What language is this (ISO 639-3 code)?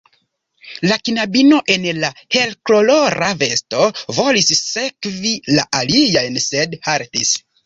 epo